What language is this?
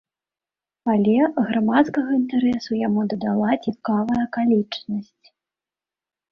Belarusian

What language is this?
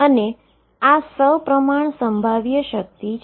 Gujarati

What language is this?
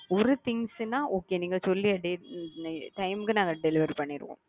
Tamil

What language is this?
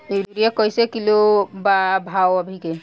Bhojpuri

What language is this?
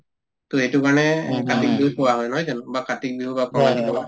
Assamese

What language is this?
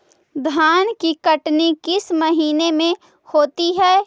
Magahi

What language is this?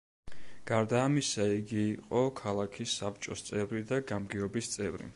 Georgian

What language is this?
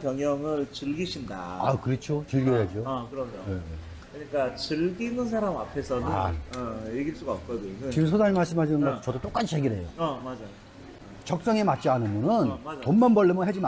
Korean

